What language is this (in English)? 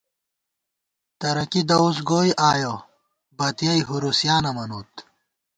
Gawar-Bati